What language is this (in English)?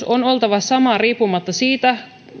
Finnish